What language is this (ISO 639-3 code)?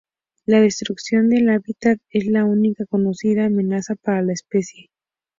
spa